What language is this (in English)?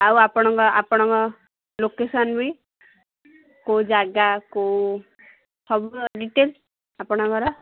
Odia